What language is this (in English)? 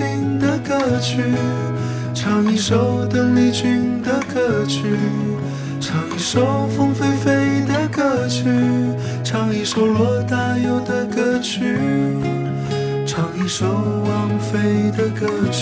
Chinese